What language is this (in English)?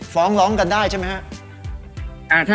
Thai